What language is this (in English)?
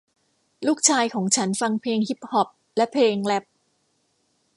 Thai